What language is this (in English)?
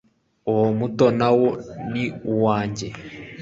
Kinyarwanda